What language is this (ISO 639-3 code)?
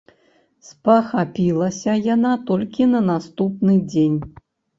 bel